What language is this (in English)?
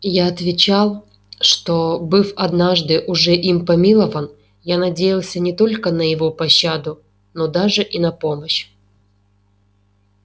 Russian